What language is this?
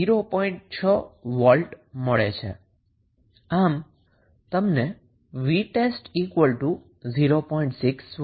Gujarati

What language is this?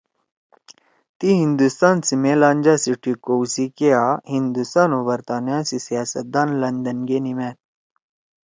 Torwali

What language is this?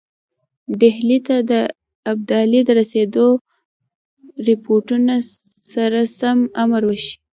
Pashto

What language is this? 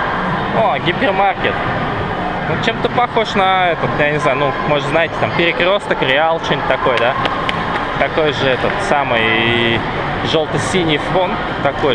Russian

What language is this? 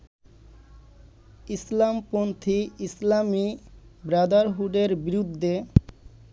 Bangla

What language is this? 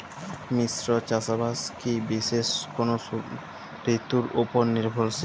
Bangla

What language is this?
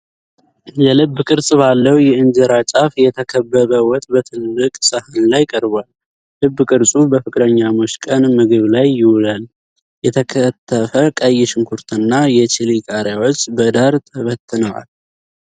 Amharic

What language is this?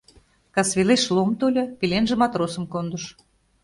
Mari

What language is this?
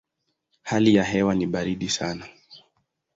Swahili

